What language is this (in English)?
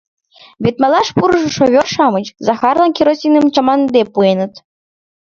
Mari